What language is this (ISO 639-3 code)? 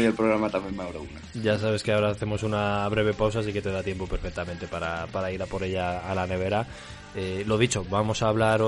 spa